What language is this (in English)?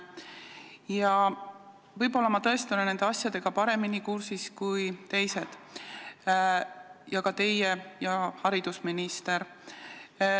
Estonian